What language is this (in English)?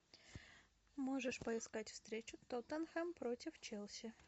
Russian